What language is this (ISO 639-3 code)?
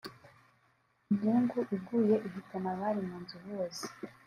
kin